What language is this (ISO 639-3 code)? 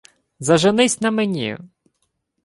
ukr